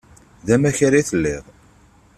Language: Kabyle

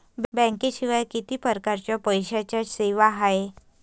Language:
Marathi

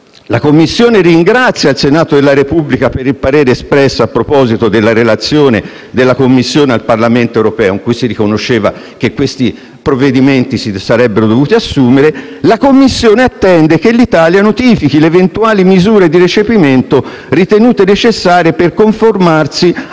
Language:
Italian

